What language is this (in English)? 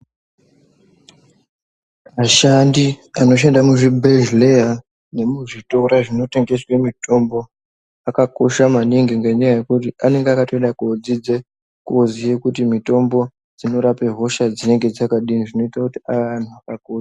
Ndau